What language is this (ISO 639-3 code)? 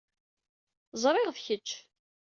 kab